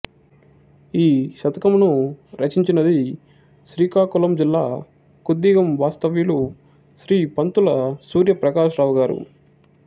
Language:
Telugu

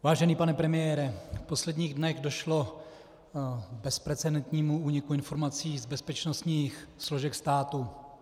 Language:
Czech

